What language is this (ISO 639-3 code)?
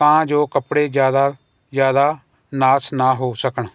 pan